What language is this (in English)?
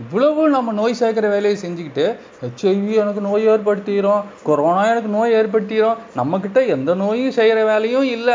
Tamil